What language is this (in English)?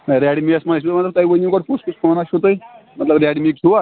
Kashmiri